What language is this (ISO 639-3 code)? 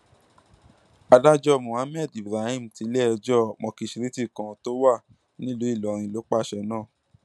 yor